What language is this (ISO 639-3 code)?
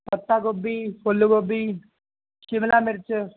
pan